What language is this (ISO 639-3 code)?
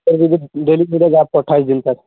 urd